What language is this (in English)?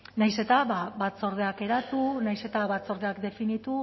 Basque